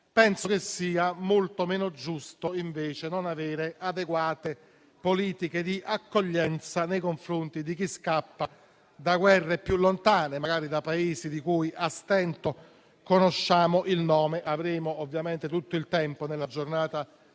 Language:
Italian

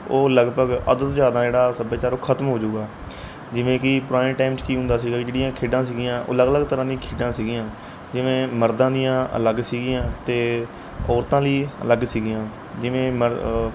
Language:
Punjabi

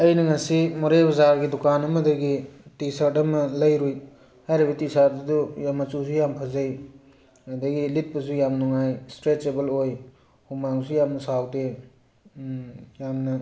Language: Manipuri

